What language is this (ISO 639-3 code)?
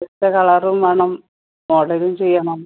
mal